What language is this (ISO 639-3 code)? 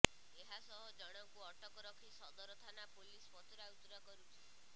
ori